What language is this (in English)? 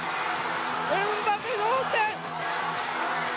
Japanese